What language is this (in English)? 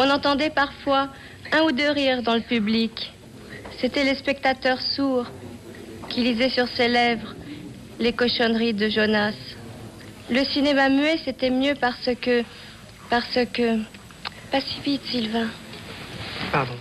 Italian